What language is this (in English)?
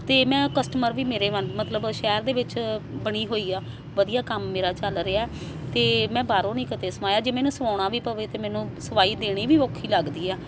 Punjabi